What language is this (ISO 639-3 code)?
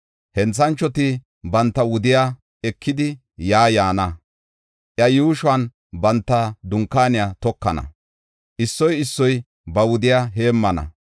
gof